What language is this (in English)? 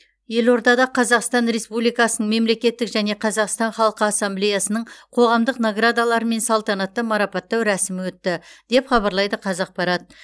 Kazakh